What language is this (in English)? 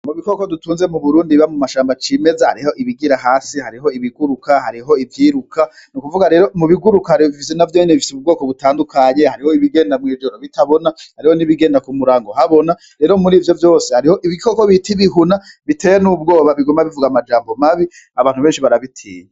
Rundi